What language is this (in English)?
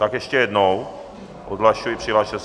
Czech